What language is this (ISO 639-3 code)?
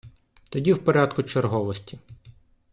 ukr